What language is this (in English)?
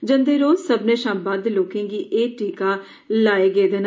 Dogri